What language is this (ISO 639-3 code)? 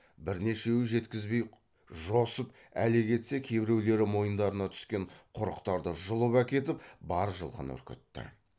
kaz